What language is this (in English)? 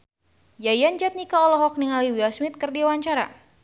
Sundanese